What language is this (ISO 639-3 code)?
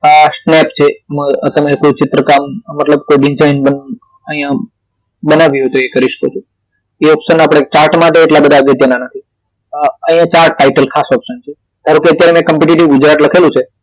guj